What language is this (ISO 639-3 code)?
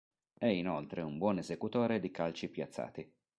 ita